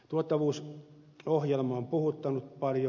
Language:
Finnish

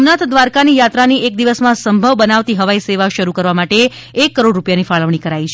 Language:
Gujarati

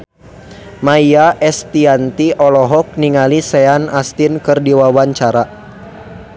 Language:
Sundanese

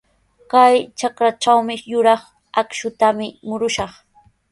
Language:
Sihuas Ancash Quechua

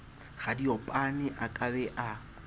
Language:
Southern Sotho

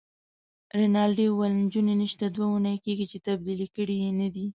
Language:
Pashto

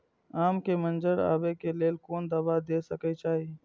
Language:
Maithili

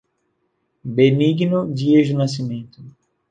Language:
Portuguese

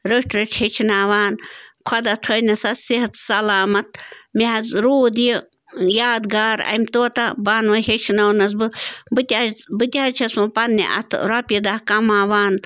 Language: Kashmiri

